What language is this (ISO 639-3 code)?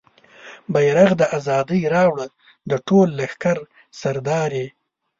pus